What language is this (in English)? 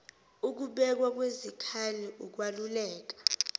Zulu